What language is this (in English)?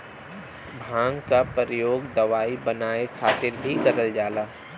Bhojpuri